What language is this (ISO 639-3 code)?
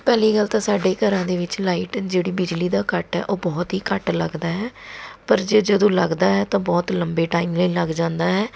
pan